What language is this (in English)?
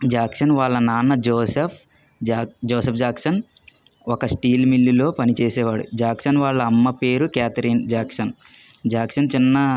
Telugu